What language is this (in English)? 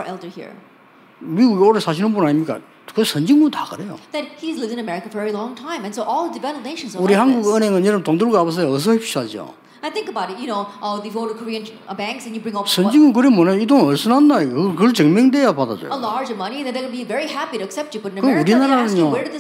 Korean